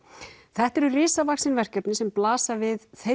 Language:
Icelandic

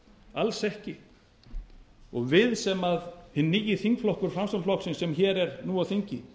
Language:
Icelandic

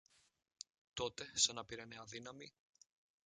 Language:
Greek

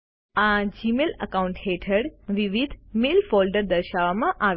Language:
Gujarati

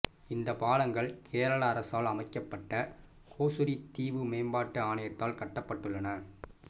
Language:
Tamil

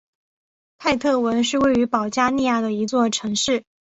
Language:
Chinese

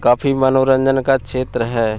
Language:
Hindi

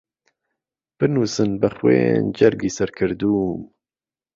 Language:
Central Kurdish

